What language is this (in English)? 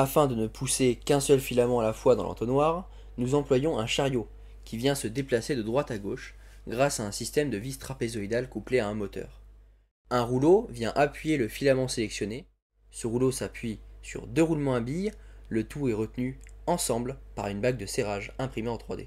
French